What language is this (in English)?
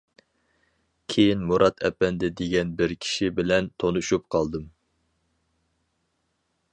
Uyghur